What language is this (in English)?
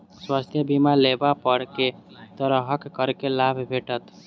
Maithili